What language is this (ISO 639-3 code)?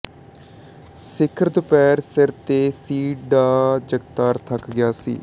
pan